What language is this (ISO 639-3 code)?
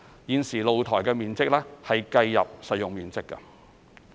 yue